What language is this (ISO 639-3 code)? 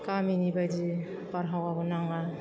brx